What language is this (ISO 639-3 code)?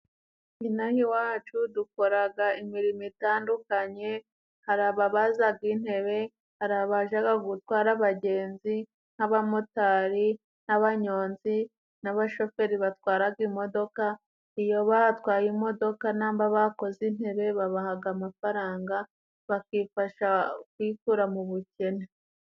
kin